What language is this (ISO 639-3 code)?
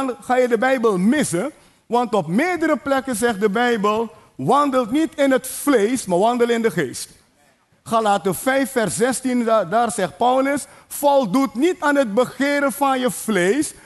nld